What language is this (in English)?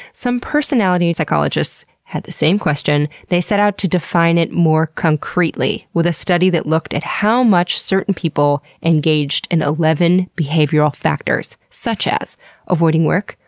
English